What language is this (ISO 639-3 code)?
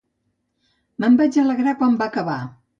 cat